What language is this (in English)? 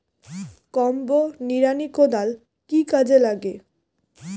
Bangla